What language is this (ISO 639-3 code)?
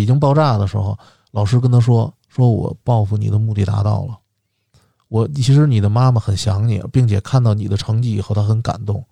zho